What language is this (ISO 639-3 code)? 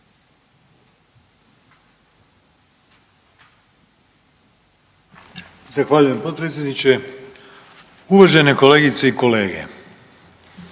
hrv